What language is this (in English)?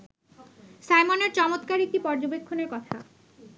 Bangla